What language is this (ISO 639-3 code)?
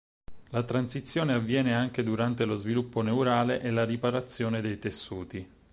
ita